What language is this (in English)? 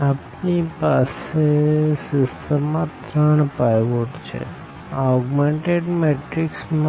Gujarati